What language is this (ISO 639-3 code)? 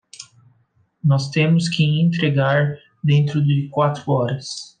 por